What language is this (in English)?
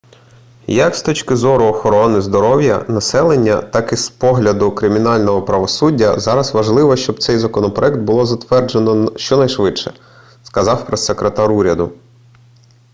Ukrainian